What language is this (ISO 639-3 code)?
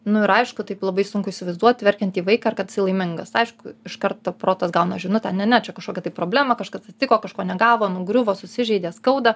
lit